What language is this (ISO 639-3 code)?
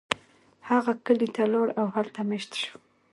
pus